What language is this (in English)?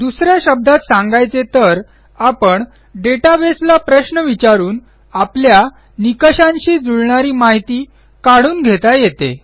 Marathi